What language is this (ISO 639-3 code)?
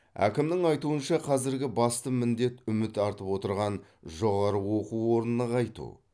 kaz